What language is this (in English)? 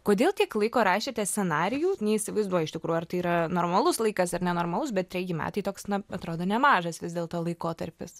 Lithuanian